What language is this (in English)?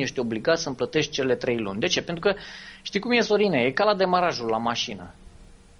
Romanian